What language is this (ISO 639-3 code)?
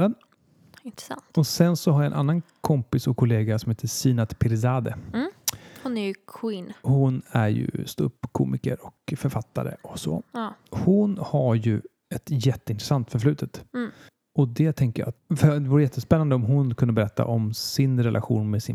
swe